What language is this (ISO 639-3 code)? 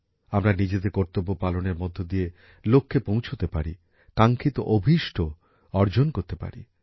ben